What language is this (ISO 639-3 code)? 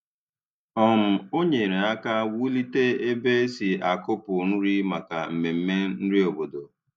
ibo